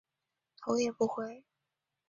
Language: Chinese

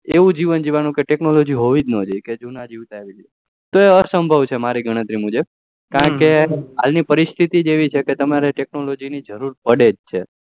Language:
Gujarati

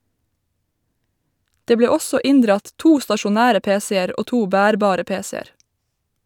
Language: Norwegian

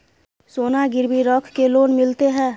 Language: Maithili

